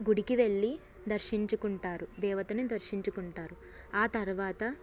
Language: Telugu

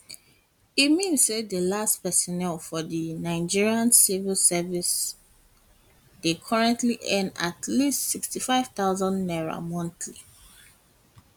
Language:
Nigerian Pidgin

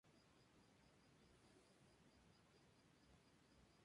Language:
Spanish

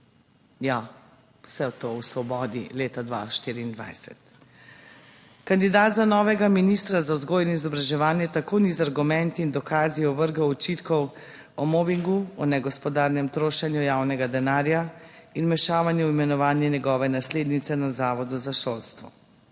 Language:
Slovenian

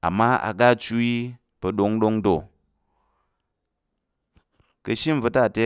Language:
Tarok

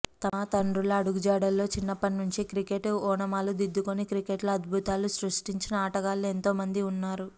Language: Telugu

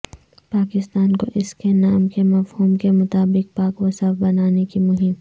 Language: Urdu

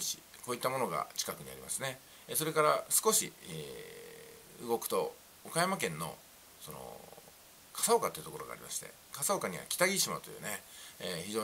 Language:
Japanese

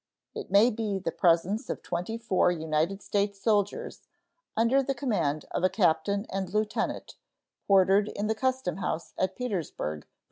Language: English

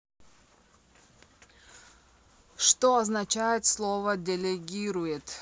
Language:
Russian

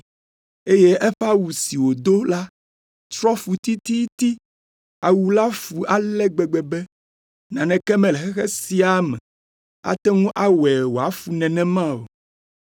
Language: Ewe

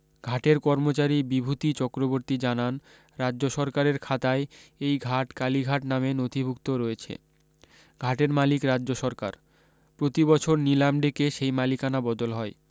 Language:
Bangla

